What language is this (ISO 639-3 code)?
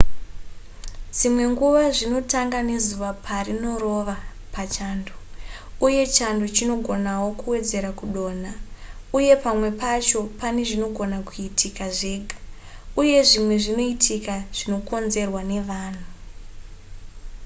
sna